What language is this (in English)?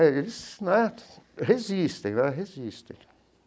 Portuguese